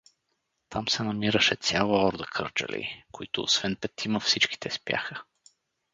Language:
Bulgarian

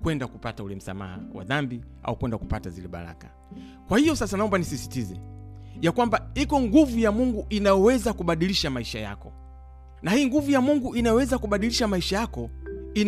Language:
Swahili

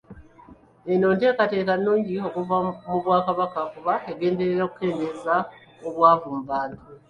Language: Ganda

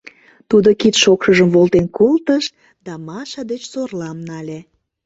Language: Mari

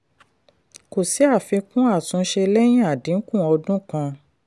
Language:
Yoruba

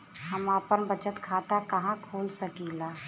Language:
Bhojpuri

